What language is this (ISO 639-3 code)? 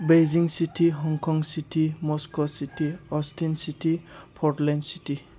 brx